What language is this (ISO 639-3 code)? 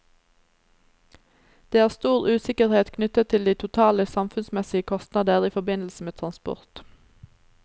nor